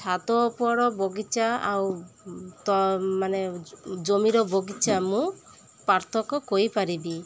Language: Odia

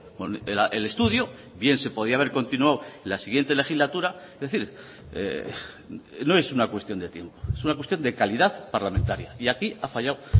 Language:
Spanish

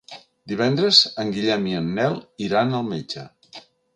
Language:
Catalan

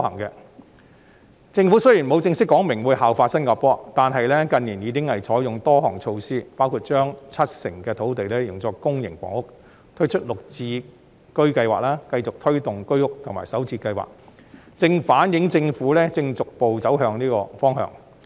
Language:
Cantonese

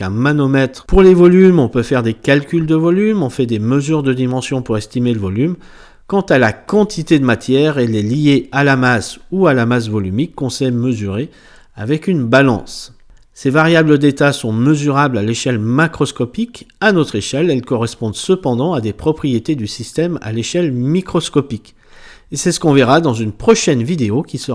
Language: French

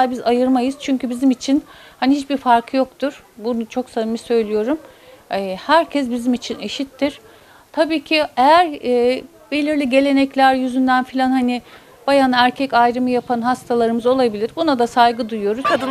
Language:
Turkish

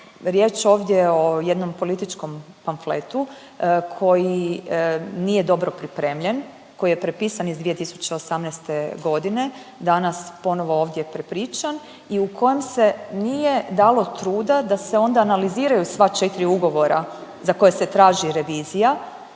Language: Croatian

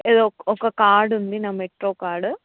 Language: Telugu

